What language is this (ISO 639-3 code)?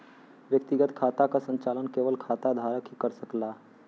bho